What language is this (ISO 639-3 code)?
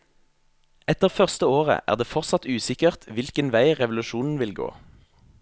nor